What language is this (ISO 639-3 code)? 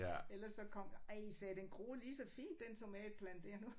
dan